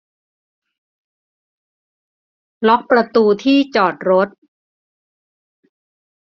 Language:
Thai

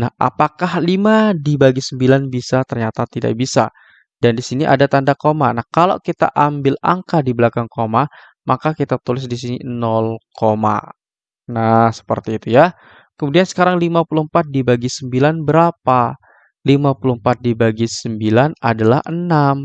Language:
Indonesian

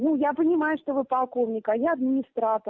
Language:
Russian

